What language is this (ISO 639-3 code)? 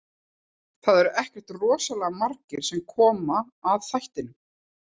isl